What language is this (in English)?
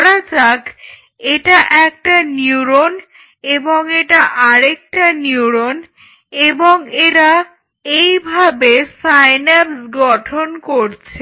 Bangla